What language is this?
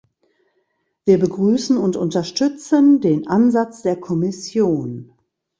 German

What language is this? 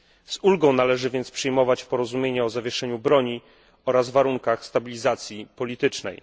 Polish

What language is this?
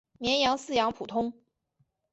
Chinese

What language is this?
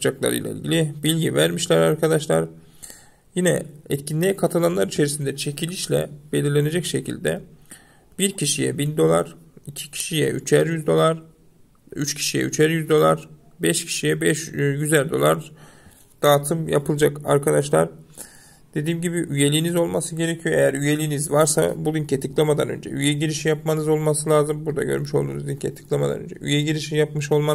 Turkish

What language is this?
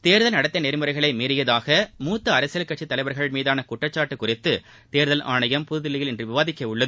Tamil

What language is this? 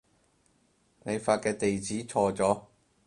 Cantonese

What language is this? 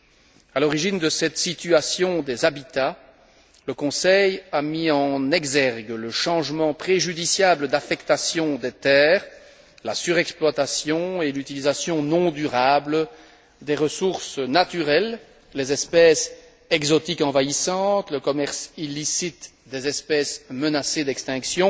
French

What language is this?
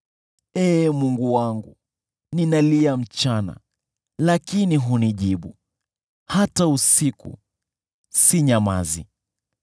Swahili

